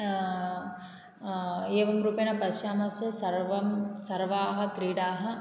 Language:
Sanskrit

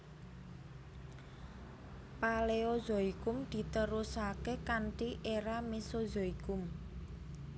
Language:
Javanese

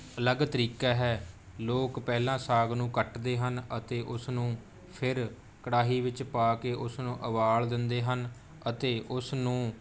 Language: Punjabi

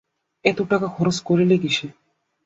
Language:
Bangla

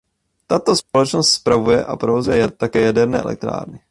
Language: Czech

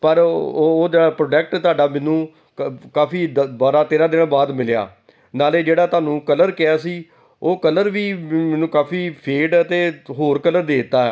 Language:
Punjabi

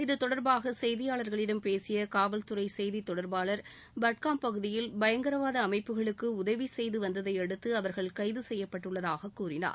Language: Tamil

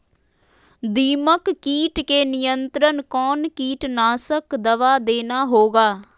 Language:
Magahi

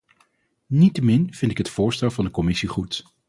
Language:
Dutch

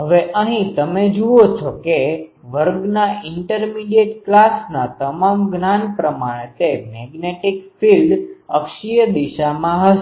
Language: Gujarati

